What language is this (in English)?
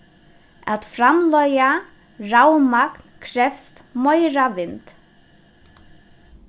Faroese